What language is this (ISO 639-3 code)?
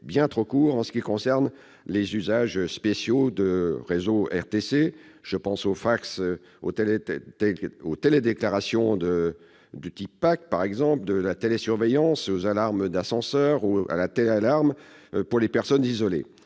fra